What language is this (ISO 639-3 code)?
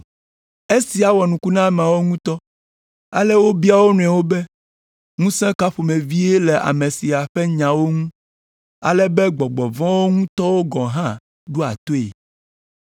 ewe